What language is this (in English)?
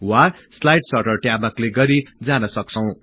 Nepali